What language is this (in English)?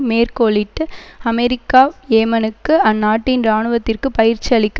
Tamil